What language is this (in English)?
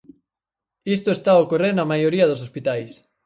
Galician